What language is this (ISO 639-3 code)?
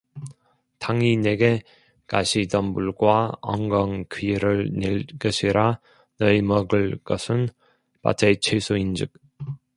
kor